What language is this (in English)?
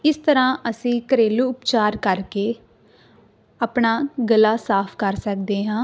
Punjabi